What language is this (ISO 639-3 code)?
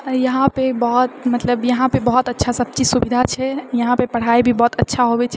mai